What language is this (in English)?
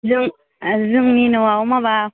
Bodo